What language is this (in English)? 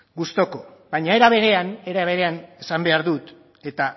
Basque